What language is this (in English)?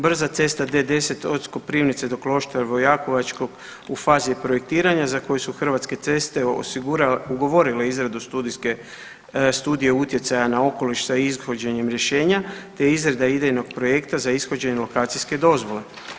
Croatian